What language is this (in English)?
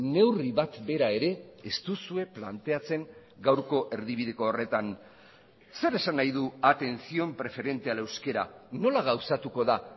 Basque